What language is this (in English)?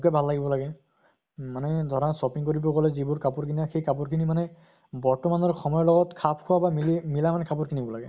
Assamese